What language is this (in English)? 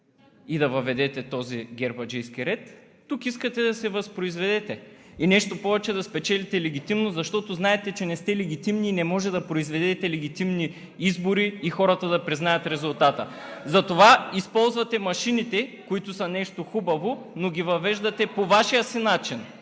Bulgarian